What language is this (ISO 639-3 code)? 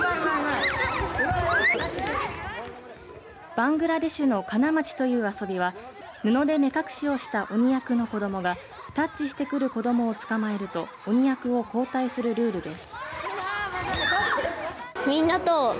jpn